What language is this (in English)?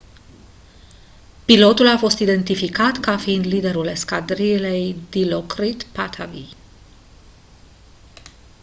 Romanian